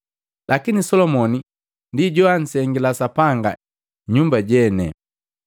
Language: Matengo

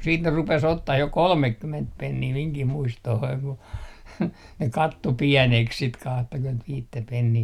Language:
Finnish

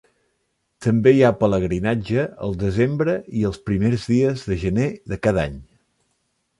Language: Catalan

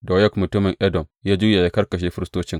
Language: Hausa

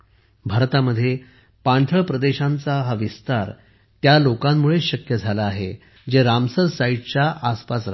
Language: Marathi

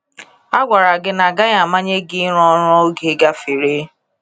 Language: Igbo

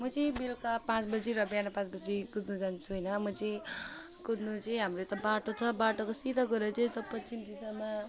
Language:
Nepali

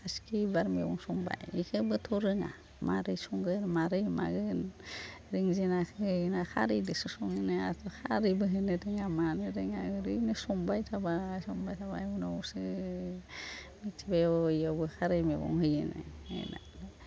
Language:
Bodo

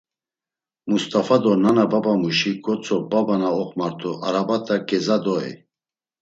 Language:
Laz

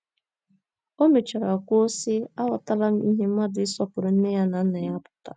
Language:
Igbo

